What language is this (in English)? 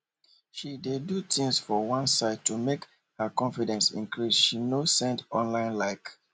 Nigerian Pidgin